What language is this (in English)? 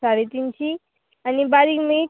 Konkani